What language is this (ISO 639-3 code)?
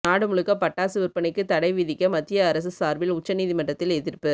tam